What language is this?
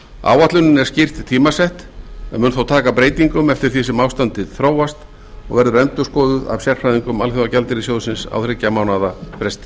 Icelandic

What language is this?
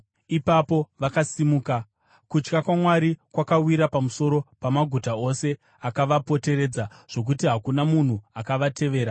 Shona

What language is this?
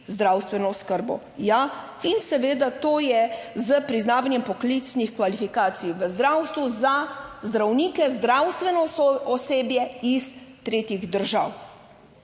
Slovenian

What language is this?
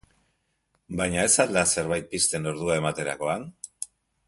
Basque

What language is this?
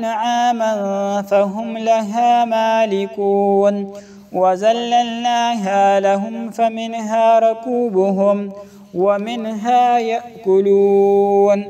Arabic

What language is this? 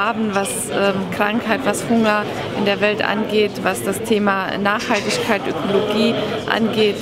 German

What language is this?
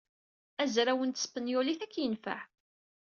Kabyle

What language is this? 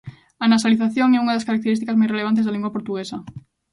Galician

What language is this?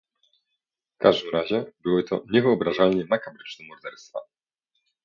Polish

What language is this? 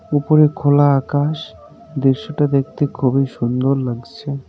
Bangla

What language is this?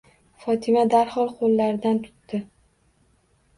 Uzbek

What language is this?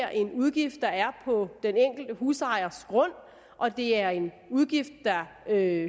Danish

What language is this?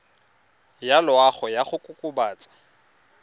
Tswana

